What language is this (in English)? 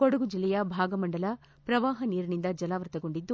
Kannada